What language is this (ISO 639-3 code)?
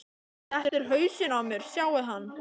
isl